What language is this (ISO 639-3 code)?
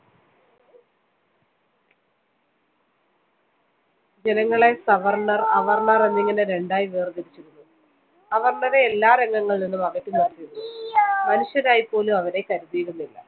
mal